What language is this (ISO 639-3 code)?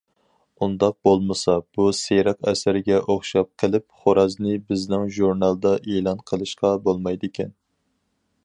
uig